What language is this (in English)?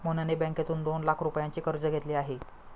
Marathi